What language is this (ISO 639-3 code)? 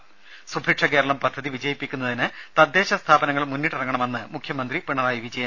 mal